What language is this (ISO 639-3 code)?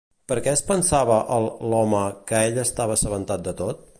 cat